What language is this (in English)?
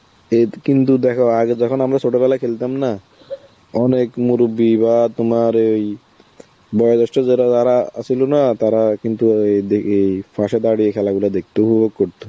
Bangla